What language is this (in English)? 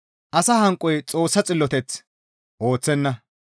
Gamo